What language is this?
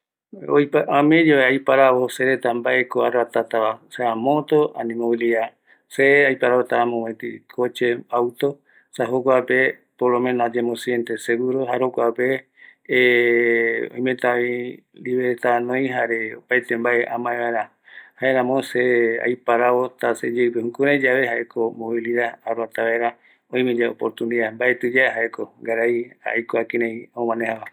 Eastern Bolivian Guaraní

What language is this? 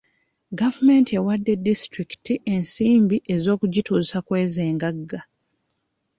Ganda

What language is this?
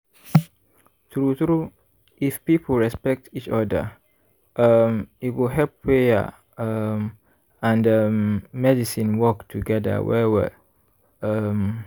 Nigerian Pidgin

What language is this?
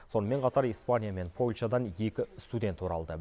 Kazakh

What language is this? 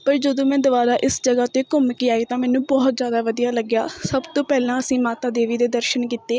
Punjabi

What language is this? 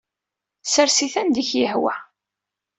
Kabyle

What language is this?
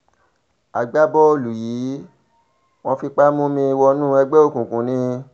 Yoruba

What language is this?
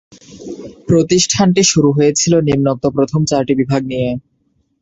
Bangla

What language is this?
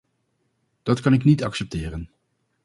Dutch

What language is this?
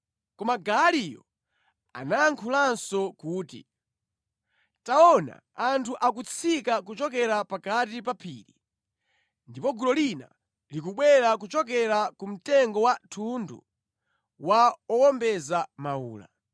Nyanja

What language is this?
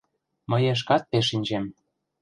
Mari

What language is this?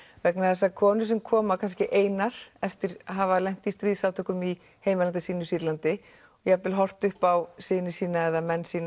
Icelandic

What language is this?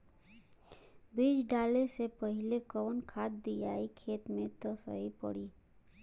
Bhojpuri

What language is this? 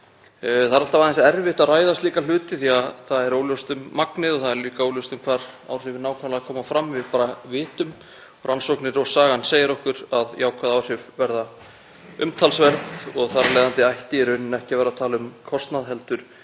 Icelandic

